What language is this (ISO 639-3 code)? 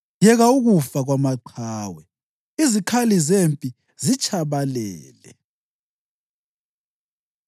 nde